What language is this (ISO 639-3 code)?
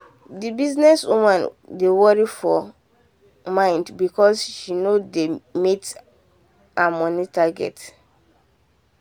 pcm